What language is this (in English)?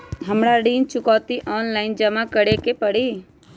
Magahi